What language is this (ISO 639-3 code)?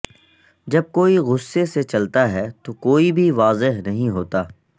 urd